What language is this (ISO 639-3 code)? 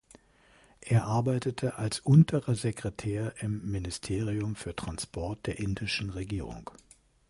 deu